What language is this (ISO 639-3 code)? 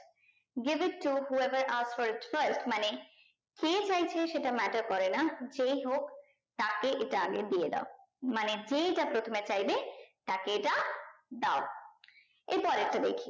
ben